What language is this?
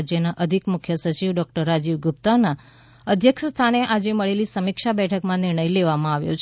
Gujarati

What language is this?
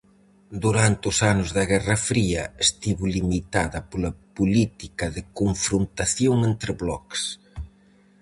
Galician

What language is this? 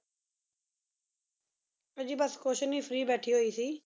Punjabi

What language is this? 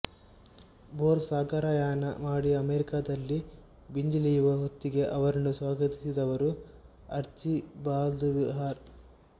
Kannada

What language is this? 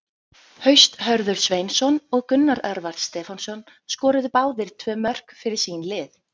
Icelandic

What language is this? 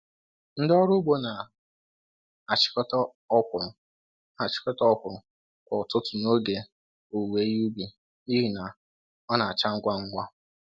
Igbo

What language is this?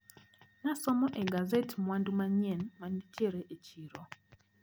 Luo (Kenya and Tanzania)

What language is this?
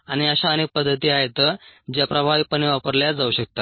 Marathi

